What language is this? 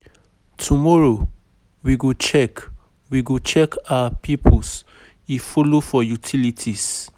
Nigerian Pidgin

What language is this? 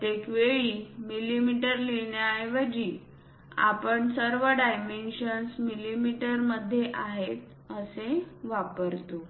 Marathi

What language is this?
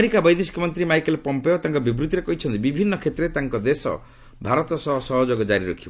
Odia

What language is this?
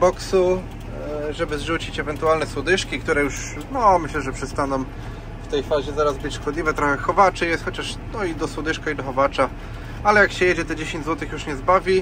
Polish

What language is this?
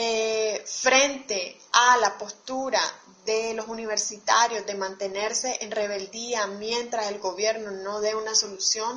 Spanish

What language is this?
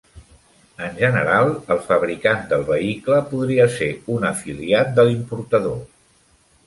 Catalan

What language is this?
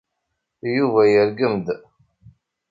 Kabyle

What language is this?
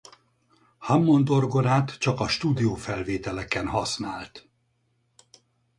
Hungarian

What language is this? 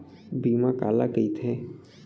Chhattisgarhi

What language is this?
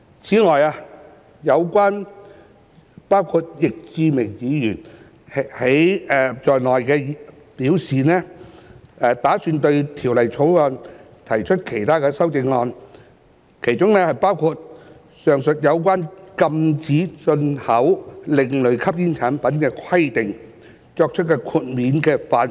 Cantonese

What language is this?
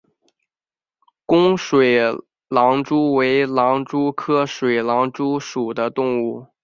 Chinese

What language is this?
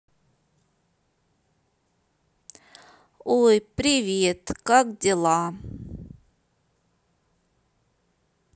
Russian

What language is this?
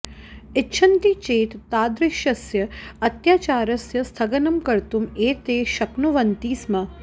Sanskrit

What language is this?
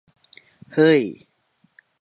Thai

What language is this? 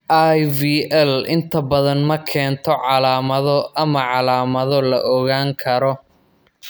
Somali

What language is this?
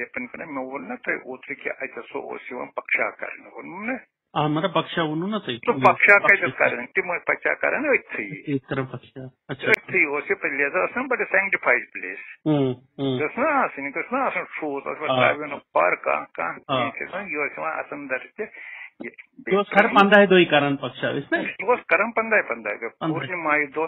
Romanian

